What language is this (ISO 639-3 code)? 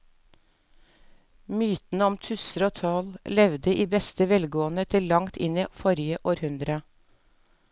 nor